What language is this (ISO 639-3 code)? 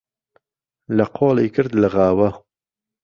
ckb